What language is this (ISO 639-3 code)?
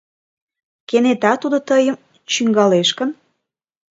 chm